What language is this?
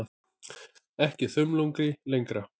Icelandic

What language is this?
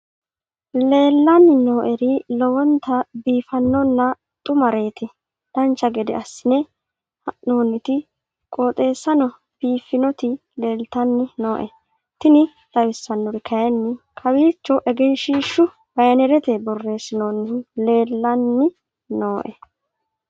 Sidamo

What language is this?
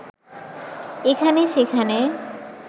Bangla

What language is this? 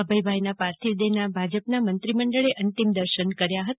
Gujarati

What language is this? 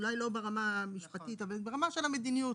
Hebrew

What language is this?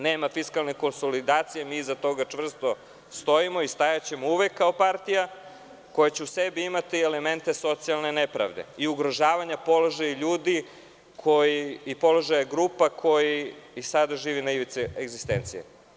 Serbian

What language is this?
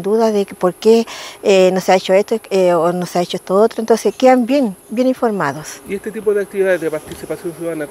Spanish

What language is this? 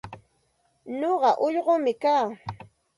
Santa Ana de Tusi Pasco Quechua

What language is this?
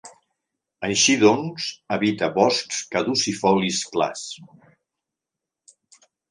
Catalan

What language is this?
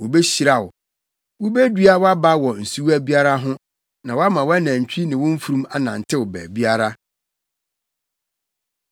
Akan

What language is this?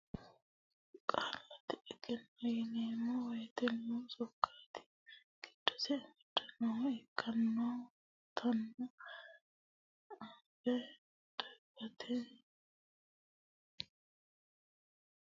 Sidamo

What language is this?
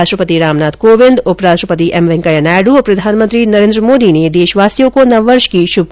Hindi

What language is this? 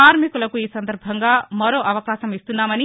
Telugu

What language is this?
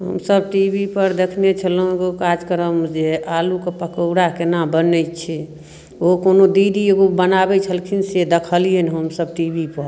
Maithili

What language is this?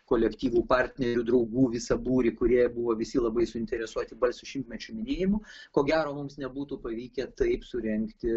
Lithuanian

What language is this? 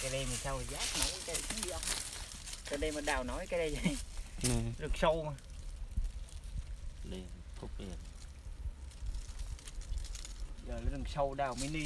Vietnamese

